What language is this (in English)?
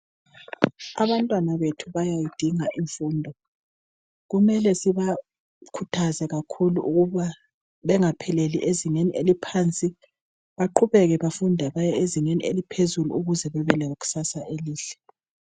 North Ndebele